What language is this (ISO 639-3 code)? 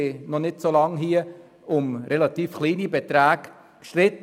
gsw